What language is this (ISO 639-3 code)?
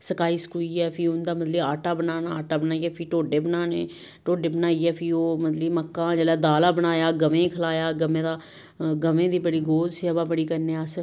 doi